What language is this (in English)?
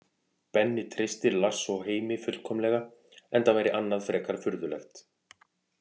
Icelandic